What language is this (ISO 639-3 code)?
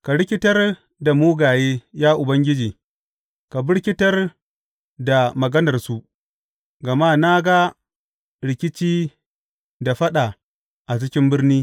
hau